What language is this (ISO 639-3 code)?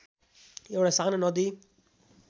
nep